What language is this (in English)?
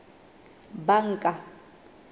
Southern Sotho